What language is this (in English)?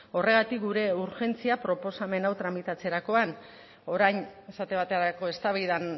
Basque